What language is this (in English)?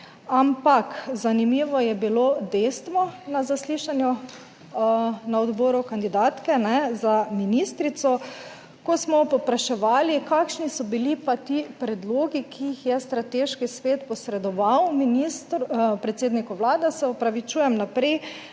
Slovenian